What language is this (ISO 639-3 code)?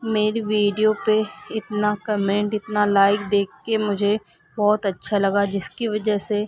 urd